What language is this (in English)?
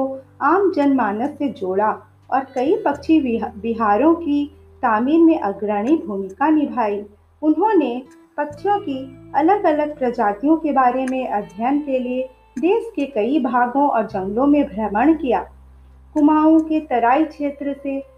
Hindi